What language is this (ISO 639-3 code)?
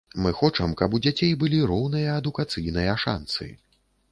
bel